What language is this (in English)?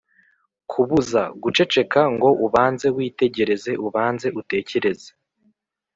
Kinyarwanda